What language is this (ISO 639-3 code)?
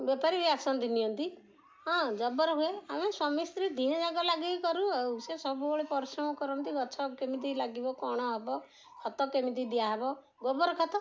ori